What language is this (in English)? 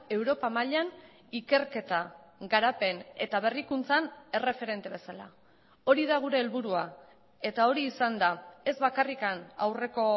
Basque